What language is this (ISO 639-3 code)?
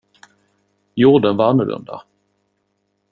swe